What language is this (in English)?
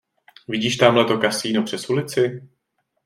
Czech